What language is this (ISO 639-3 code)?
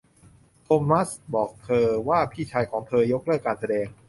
tha